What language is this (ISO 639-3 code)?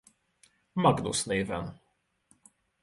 hun